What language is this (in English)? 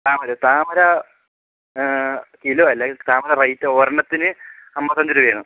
Malayalam